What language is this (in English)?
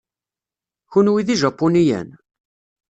Kabyle